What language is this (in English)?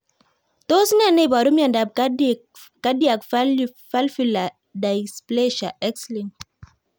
Kalenjin